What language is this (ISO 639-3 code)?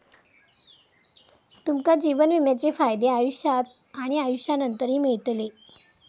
mar